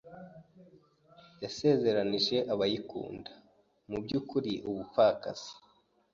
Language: Kinyarwanda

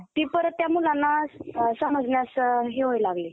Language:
Marathi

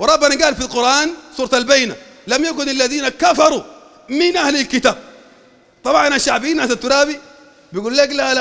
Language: Arabic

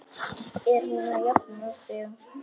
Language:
Icelandic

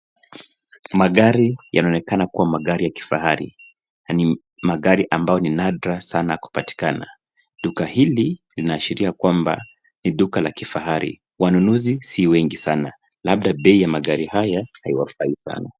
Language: Swahili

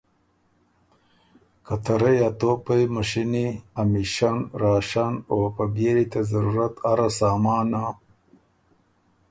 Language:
Ormuri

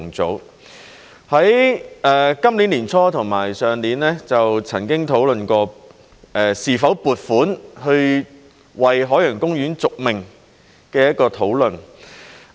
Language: Cantonese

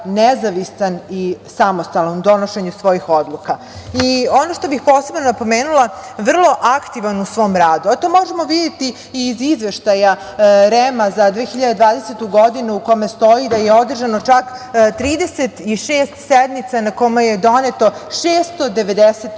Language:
Serbian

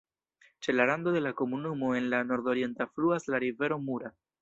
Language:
Esperanto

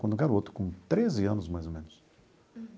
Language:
Portuguese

